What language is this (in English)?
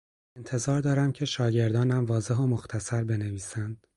Persian